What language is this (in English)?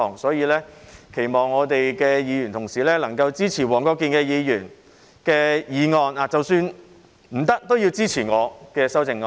Cantonese